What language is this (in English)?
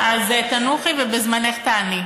Hebrew